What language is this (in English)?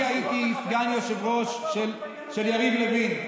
Hebrew